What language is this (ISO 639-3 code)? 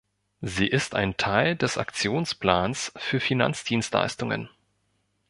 deu